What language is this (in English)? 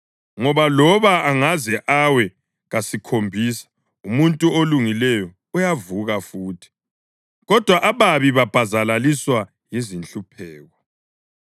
North Ndebele